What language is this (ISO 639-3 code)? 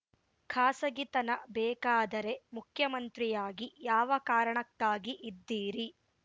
kan